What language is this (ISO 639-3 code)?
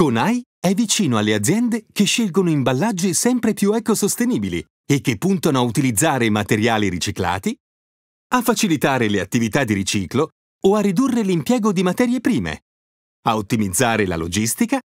ita